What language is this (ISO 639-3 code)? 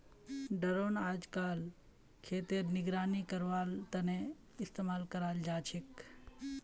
mag